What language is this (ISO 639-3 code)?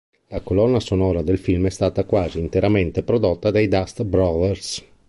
ita